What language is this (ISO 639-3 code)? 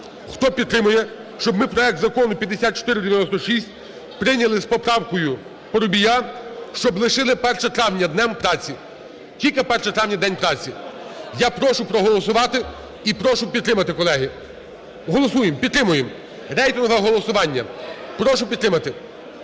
ukr